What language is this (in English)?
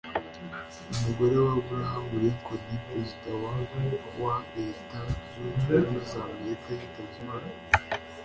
Kinyarwanda